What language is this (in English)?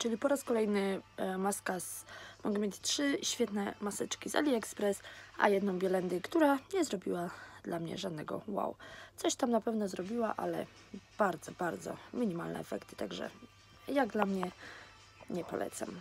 Polish